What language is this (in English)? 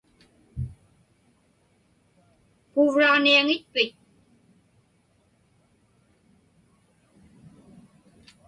Inupiaq